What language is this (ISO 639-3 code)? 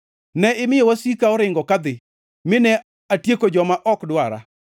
luo